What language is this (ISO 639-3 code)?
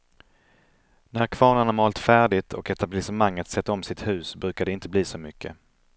swe